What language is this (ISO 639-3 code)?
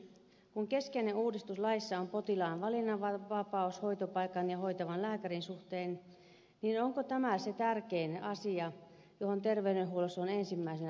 fin